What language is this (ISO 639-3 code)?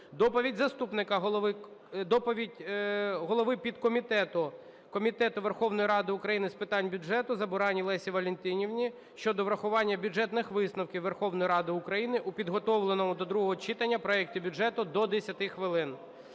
ukr